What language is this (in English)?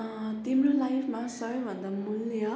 Nepali